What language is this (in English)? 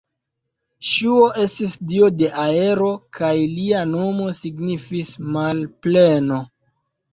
Esperanto